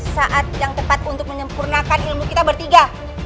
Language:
Indonesian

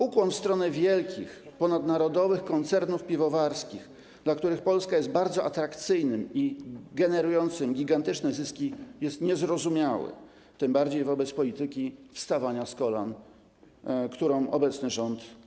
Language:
Polish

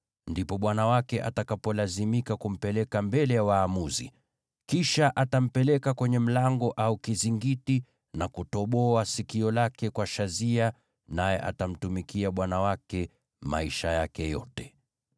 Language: Swahili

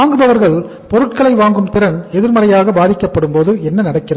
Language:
Tamil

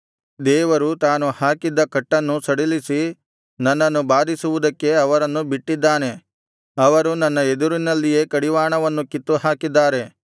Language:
Kannada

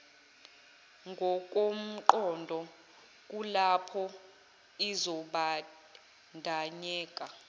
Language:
Zulu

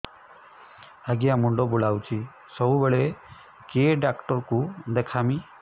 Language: Odia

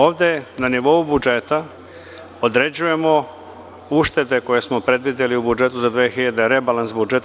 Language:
Serbian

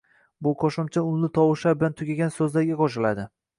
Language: Uzbek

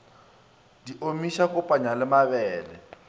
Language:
Northern Sotho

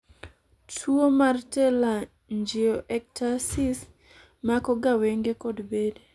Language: Luo (Kenya and Tanzania)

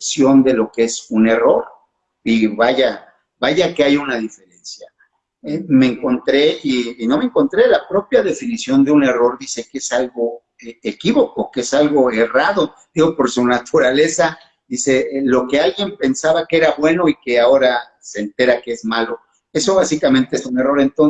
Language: Spanish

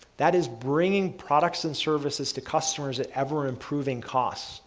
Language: English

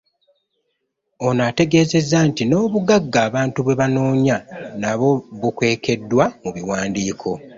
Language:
Ganda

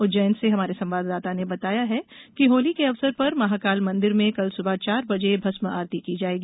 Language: Hindi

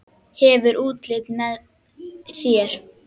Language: Icelandic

